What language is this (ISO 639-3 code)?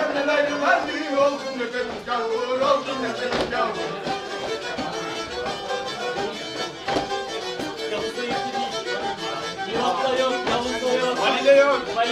kor